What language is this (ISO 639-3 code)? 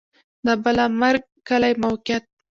pus